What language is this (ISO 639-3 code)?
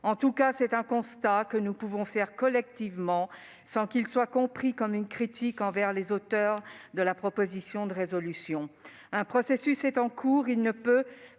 fra